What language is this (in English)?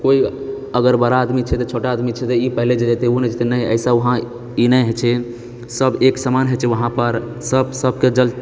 Maithili